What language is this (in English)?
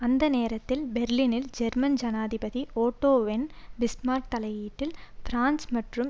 Tamil